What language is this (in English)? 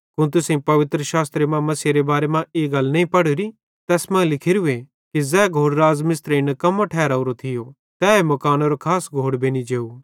Bhadrawahi